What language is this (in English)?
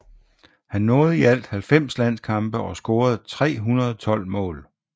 Danish